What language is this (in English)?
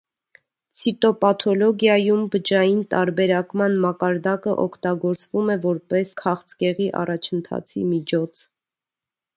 Armenian